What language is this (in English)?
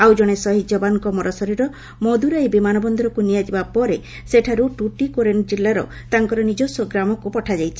Odia